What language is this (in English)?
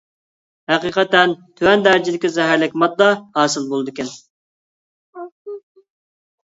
Uyghur